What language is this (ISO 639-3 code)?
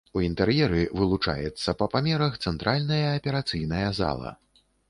bel